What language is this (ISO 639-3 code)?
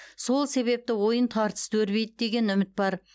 kaz